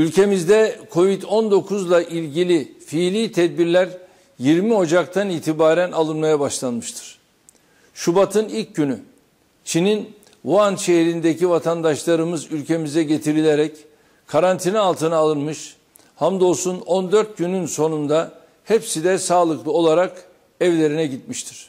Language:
Turkish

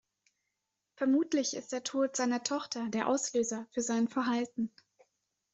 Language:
German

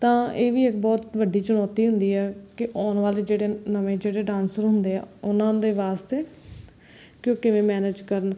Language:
Punjabi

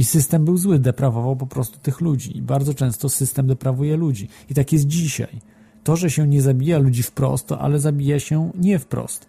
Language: Polish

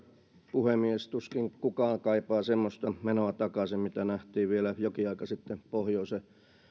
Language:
Finnish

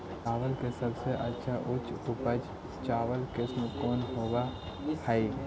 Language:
Magahi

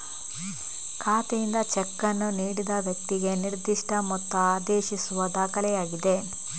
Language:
Kannada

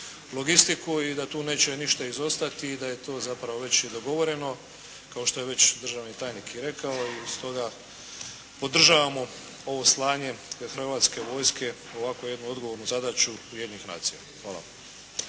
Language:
Croatian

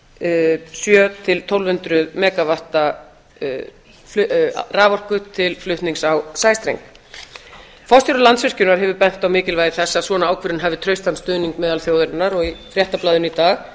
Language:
Icelandic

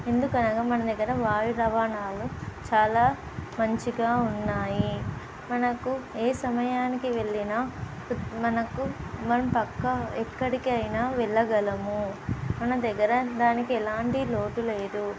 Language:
Telugu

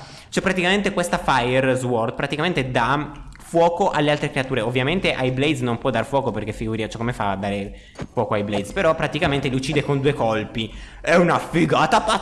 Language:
Italian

